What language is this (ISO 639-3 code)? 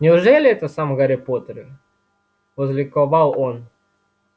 rus